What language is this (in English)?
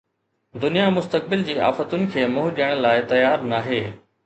Sindhi